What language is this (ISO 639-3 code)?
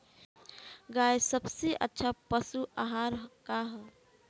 bho